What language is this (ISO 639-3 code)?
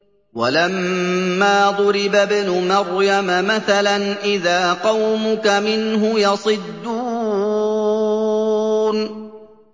ara